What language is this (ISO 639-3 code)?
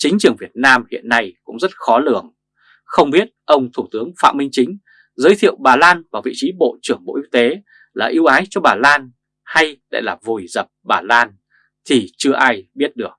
vie